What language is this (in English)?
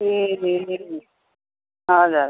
Nepali